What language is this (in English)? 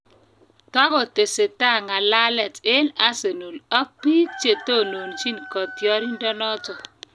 Kalenjin